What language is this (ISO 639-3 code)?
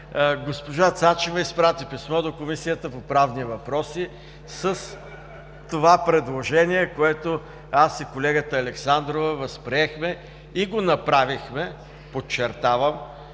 bul